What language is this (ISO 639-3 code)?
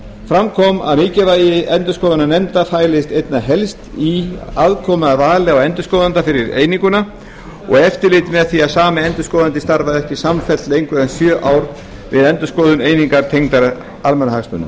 isl